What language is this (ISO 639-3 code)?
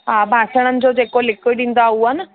snd